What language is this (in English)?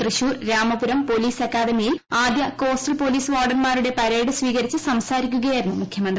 Malayalam